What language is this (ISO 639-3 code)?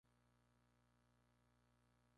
spa